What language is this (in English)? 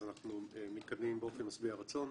Hebrew